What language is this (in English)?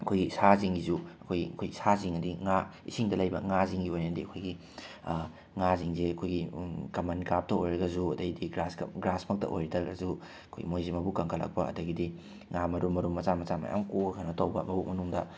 Manipuri